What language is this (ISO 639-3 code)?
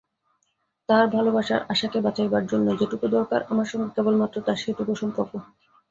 ben